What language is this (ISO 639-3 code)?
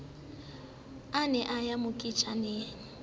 sot